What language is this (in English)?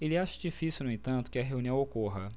Portuguese